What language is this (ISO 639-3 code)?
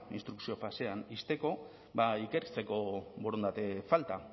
eus